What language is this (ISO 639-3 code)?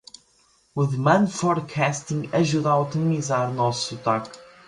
por